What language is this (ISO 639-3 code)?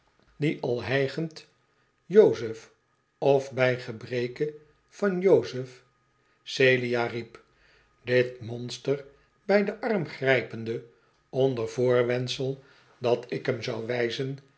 nld